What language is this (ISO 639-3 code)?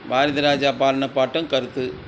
tam